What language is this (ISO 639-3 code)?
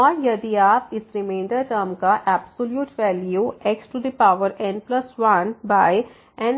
hin